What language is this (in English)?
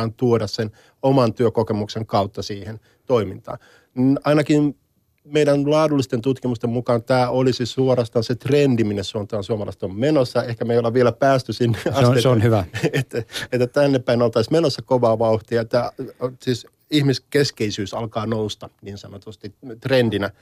Finnish